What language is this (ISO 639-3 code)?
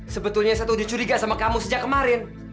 ind